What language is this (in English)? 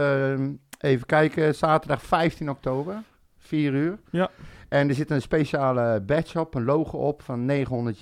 Dutch